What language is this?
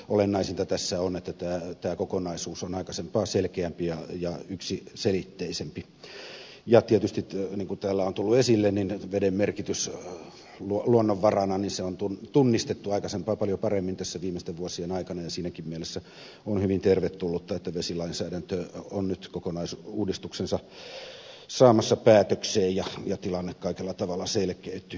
Finnish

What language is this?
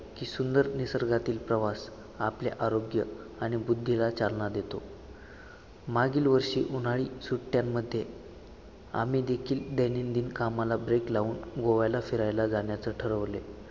Marathi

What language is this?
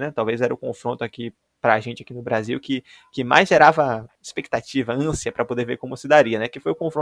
Portuguese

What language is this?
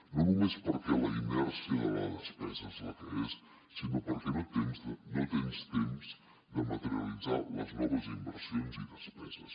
Catalan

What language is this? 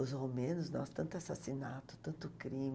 Portuguese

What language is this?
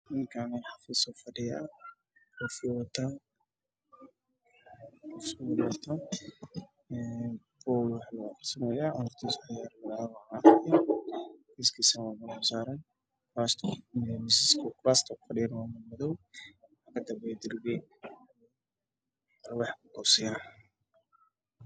Somali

